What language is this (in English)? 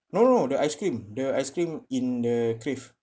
English